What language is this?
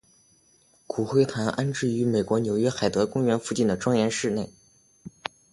Chinese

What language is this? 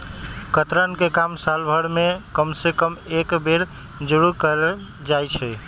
Magahi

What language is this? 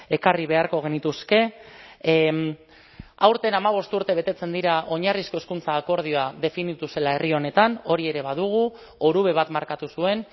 Basque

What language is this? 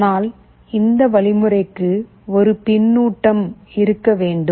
Tamil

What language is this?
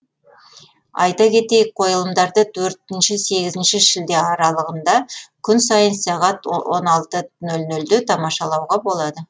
Kazakh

